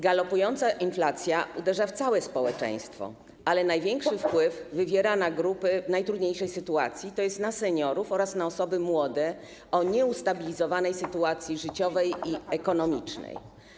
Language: Polish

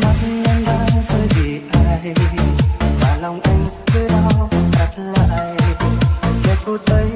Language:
Vietnamese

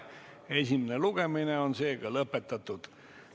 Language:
Estonian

